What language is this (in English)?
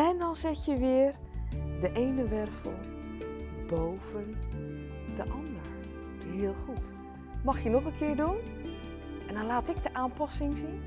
Dutch